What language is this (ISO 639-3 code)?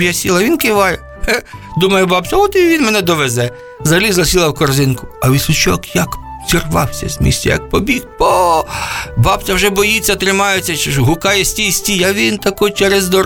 ukr